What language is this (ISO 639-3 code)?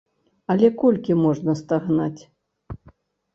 bel